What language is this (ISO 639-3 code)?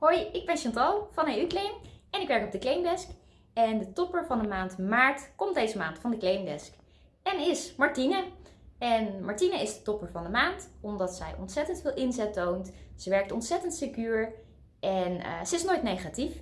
nld